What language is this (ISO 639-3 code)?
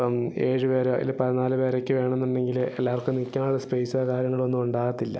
mal